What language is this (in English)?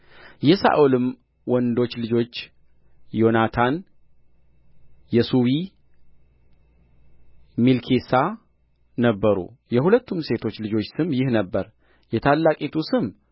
Amharic